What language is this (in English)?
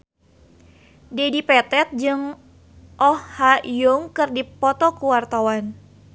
Sundanese